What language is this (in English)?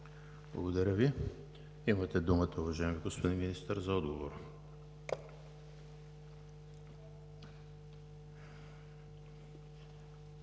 Bulgarian